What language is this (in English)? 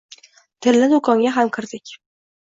Uzbek